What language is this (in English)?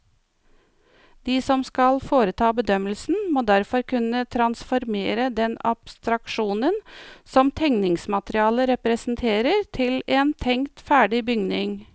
Norwegian